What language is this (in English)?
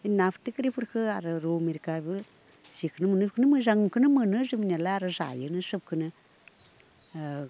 Bodo